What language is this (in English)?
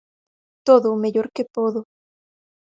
Galician